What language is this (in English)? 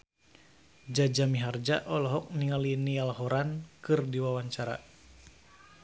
Sundanese